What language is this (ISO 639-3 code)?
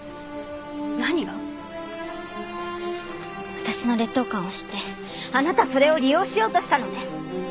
jpn